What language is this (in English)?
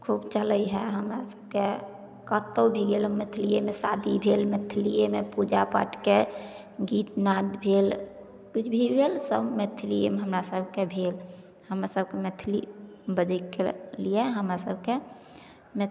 Maithili